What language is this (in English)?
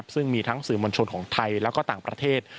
Thai